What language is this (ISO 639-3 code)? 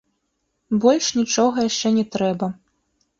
bel